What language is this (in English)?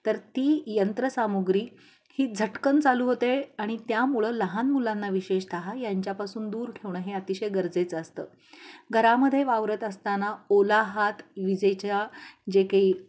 Marathi